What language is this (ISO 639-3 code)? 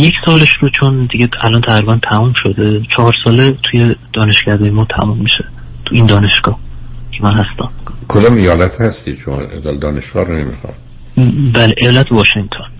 fas